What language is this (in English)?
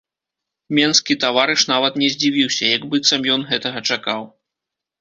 Belarusian